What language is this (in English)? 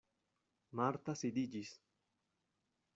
Esperanto